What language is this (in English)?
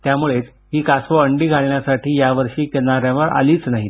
Marathi